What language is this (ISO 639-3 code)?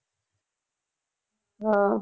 pan